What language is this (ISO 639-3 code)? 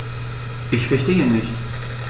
deu